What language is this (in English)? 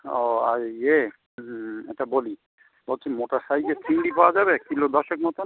Bangla